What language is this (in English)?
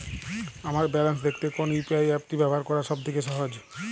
Bangla